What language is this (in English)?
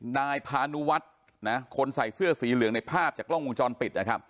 Thai